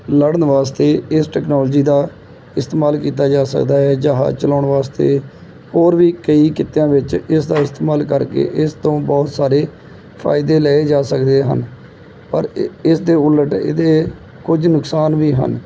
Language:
Punjabi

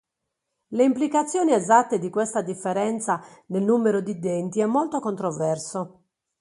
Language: Italian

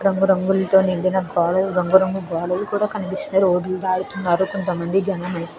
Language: Telugu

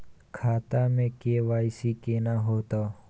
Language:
Maithili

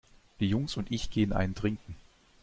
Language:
German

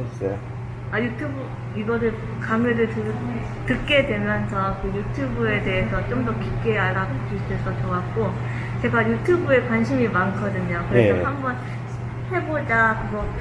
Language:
Korean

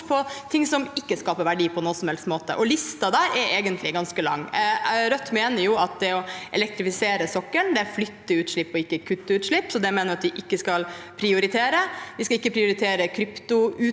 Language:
Norwegian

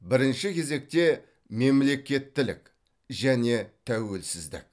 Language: Kazakh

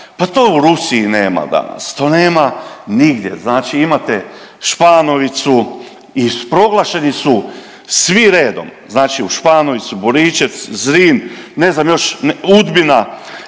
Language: Croatian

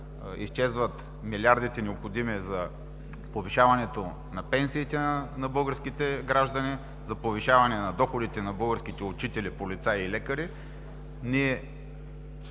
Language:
Bulgarian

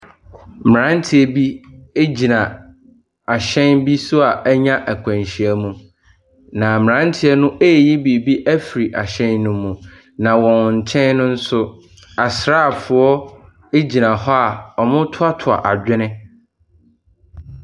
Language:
Akan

